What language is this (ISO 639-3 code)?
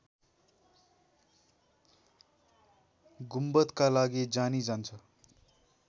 nep